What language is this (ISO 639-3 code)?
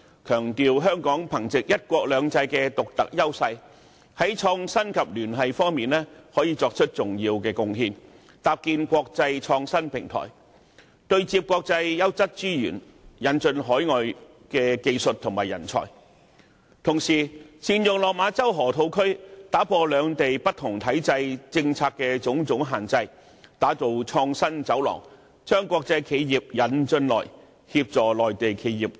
yue